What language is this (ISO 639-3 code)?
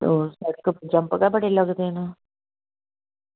doi